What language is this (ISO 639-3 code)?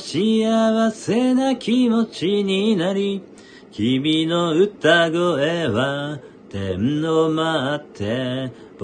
jpn